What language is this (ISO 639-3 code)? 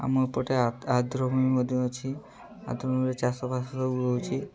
ori